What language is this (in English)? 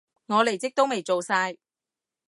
Cantonese